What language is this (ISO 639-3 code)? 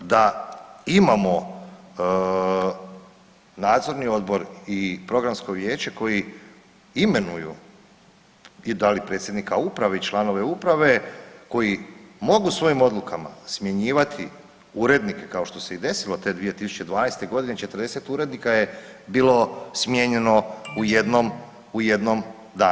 hrv